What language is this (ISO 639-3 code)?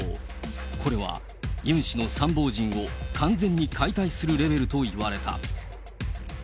jpn